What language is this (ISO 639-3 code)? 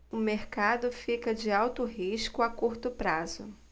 por